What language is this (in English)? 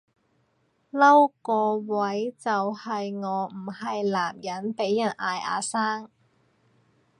Cantonese